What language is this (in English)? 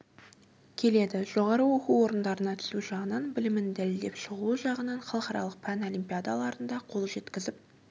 Kazakh